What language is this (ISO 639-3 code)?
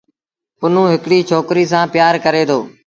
sbn